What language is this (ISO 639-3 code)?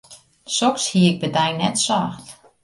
fry